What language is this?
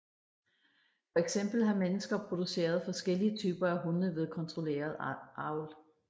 Danish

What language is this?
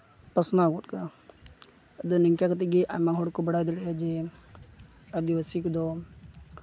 Santali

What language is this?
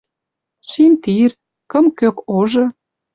Western Mari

